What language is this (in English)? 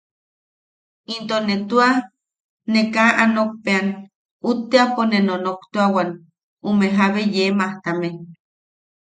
Yaqui